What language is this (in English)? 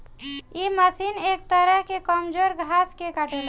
Bhojpuri